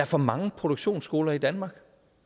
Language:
Danish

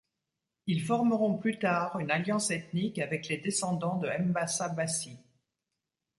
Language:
French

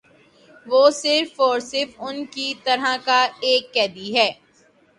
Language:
Urdu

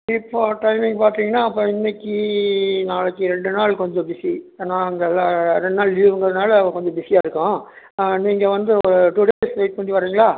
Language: Tamil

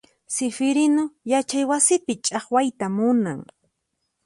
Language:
Puno Quechua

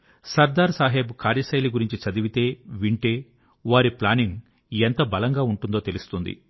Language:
Telugu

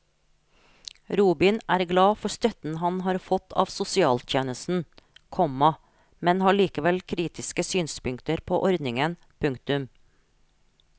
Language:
Norwegian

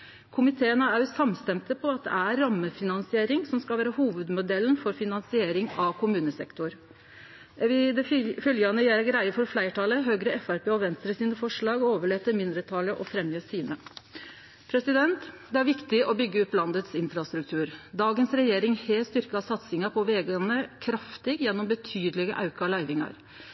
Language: Norwegian Nynorsk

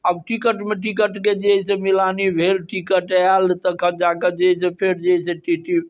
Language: Maithili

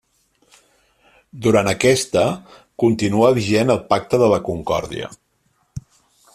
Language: Catalan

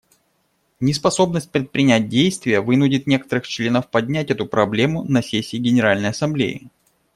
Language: Russian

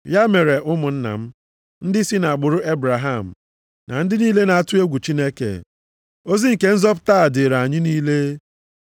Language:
Igbo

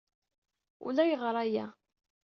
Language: Kabyle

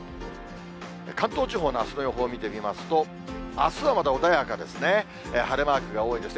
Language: Japanese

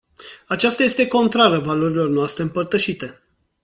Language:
Romanian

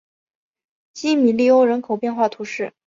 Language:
Chinese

